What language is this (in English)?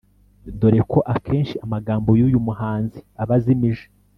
Kinyarwanda